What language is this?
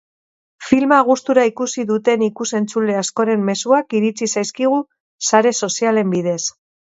Basque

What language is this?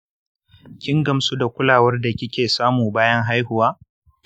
Hausa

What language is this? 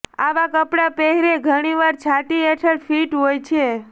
Gujarati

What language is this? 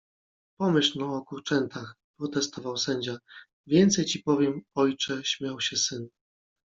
Polish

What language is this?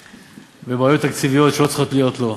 Hebrew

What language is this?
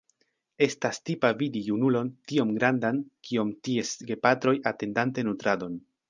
Esperanto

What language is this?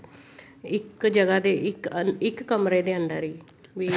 Punjabi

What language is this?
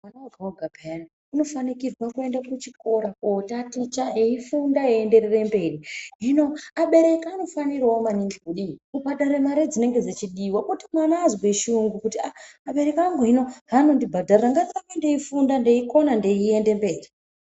Ndau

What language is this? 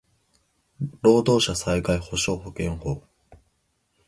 Japanese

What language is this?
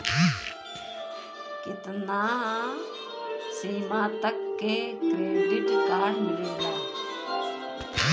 Bhojpuri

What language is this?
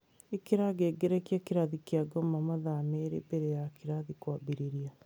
Kikuyu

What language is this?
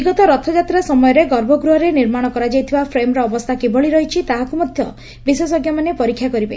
Odia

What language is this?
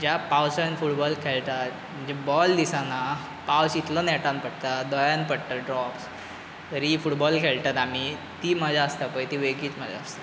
Konkani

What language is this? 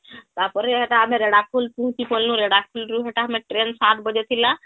Odia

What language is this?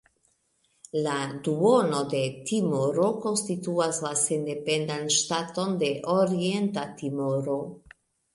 Esperanto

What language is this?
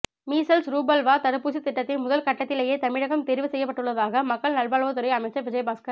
Tamil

